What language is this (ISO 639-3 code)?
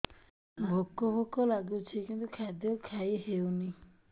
ori